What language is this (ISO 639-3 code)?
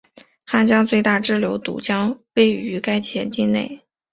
zho